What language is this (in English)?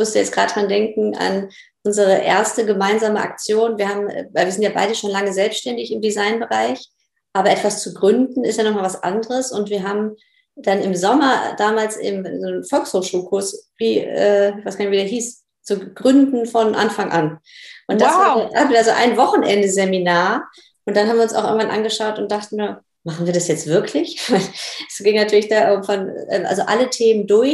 German